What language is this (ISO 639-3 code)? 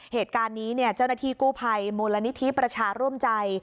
tha